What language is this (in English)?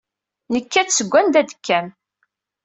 Kabyle